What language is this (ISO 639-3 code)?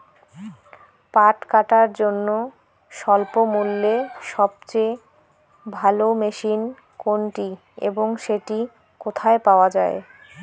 ben